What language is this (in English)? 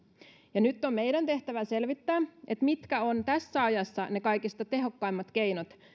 Finnish